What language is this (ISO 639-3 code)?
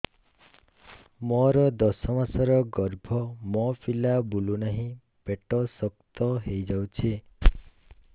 ori